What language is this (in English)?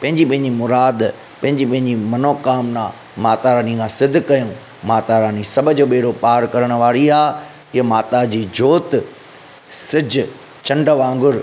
Sindhi